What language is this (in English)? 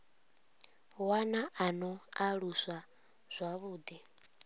Venda